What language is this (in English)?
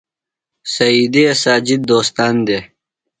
Phalura